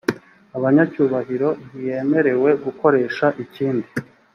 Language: Kinyarwanda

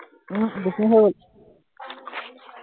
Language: Assamese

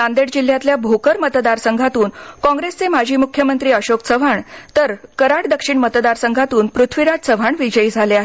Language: Marathi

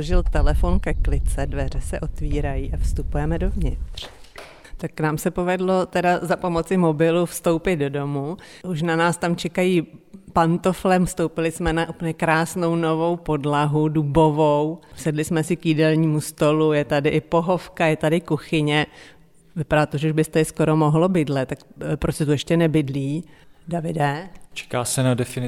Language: Czech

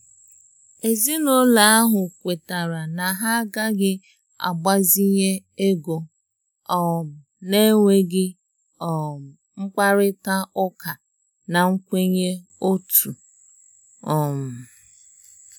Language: Igbo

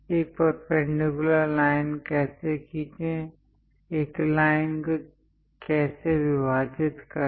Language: Hindi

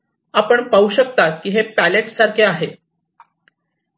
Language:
Marathi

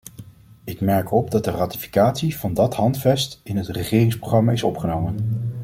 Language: Dutch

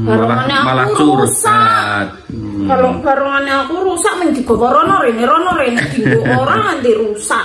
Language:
Indonesian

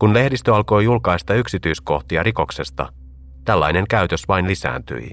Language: Finnish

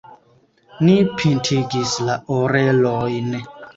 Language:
Esperanto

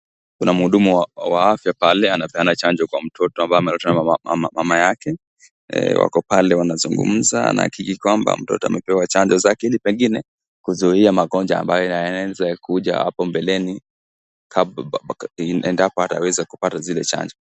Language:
Swahili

